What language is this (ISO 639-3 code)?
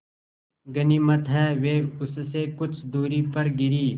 hin